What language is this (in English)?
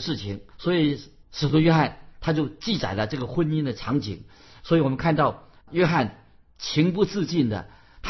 Chinese